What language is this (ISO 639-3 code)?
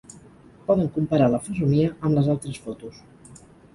cat